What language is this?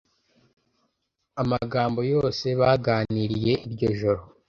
Kinyarwanda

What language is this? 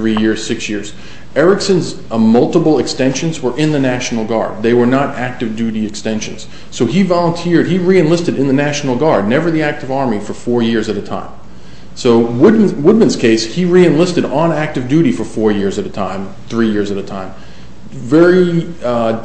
English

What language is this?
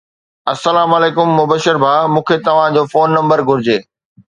Sindhi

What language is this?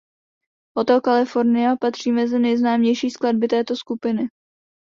Czech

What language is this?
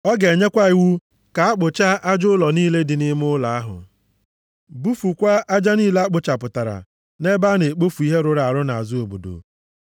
Igbo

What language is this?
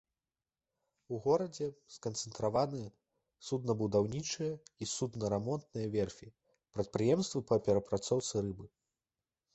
Belarusian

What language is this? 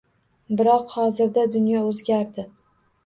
Uzbek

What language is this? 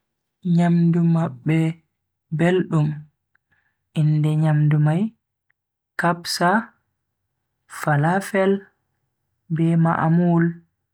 Bagirmi Fulfulde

